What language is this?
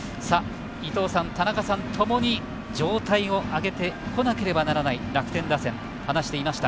Japanese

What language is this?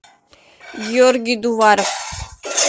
Russian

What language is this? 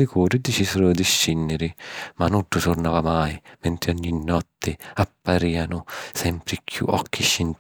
Sicilian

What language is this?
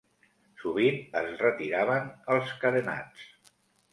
Catalan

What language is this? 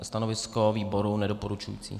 Czech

